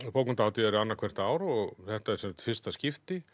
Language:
Icelandic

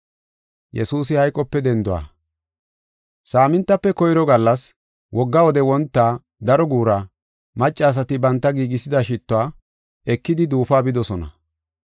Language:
Gofa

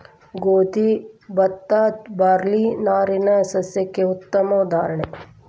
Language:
Kannada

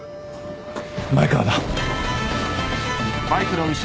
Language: Japanese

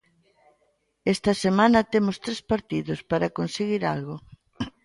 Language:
Galician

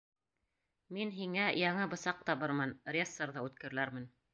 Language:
Bashkir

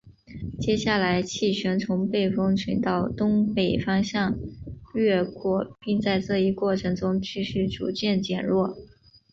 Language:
Chinese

